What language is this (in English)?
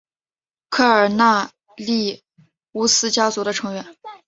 Chinese